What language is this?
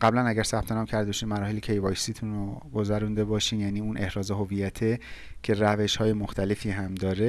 Persian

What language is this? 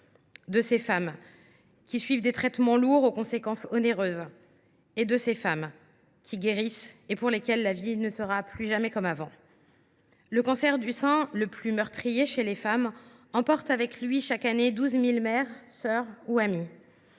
French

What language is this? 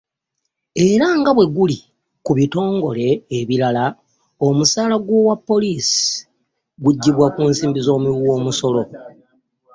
Ganda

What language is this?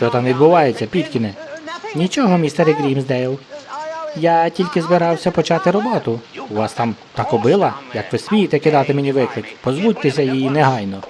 Ukrainian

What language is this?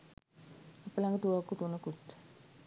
Sinhala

